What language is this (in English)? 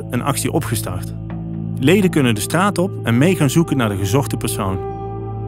Dutch